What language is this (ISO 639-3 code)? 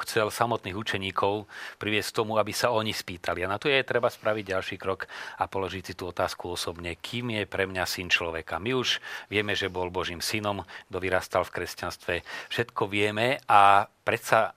slk